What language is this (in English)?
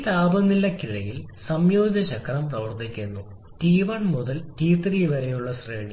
Malayalam